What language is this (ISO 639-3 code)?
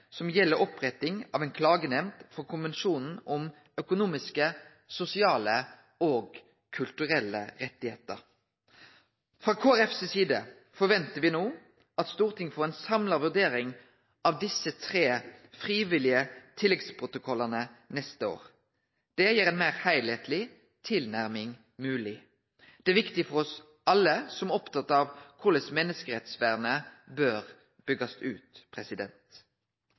nno